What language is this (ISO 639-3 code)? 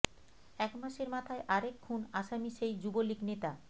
ben